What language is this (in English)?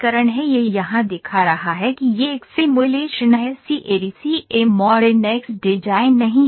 Hindi